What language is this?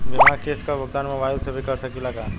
Bhojpuri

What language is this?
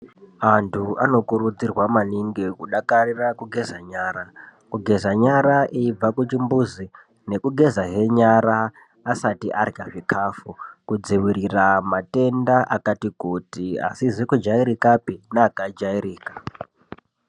Ndau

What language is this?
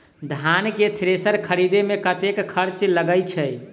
Maithili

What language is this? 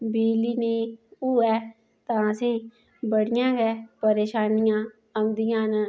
Dogri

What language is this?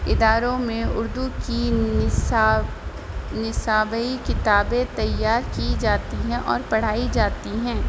Urdu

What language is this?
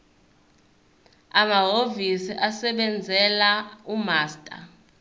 Zulu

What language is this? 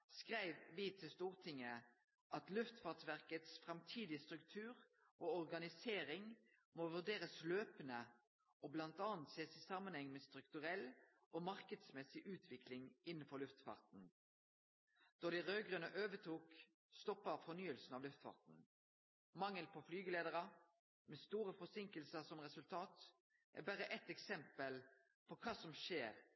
Norwegian Nynorsk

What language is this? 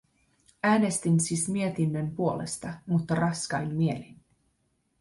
Finnish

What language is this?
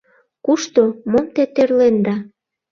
Mari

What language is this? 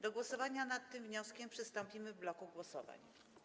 Polish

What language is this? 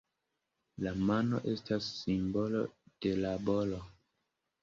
Esperanto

